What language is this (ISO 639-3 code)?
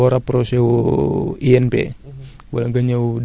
wol